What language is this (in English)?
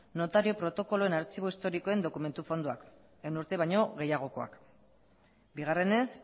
Basque